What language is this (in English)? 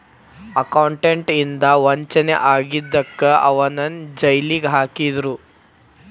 Kannada